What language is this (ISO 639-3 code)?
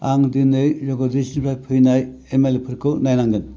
brx